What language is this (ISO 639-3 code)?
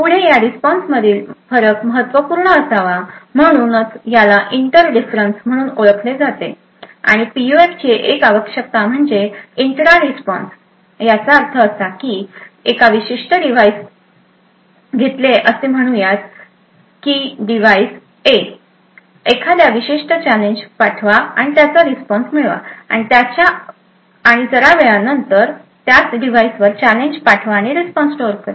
mar